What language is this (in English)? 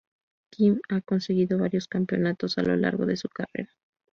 Spanish